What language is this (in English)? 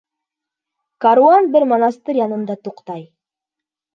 Bashkir